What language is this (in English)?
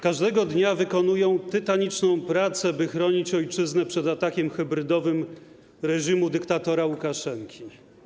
Polish